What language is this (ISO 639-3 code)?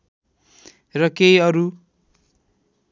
nep